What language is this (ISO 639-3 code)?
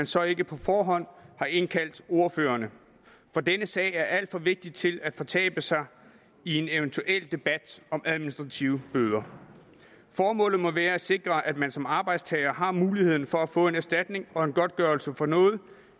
dan